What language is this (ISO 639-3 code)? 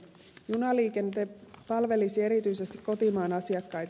fin